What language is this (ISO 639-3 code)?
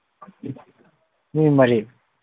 mni